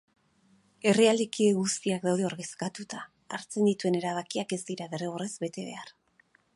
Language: Basque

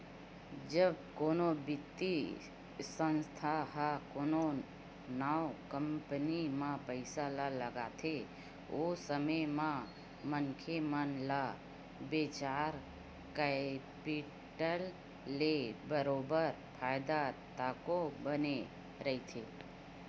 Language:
Chhattisgarhi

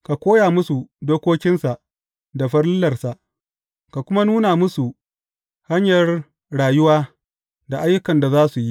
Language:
Hausa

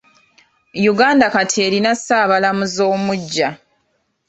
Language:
Ganda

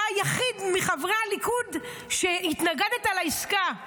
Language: Hebrew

